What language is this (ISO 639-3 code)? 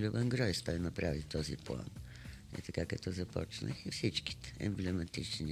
bul